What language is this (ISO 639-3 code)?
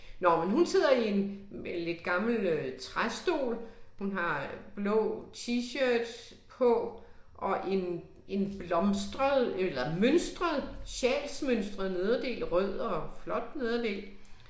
dan